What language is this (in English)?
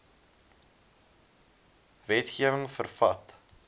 Afrikaans